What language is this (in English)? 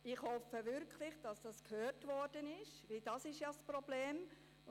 Swiss German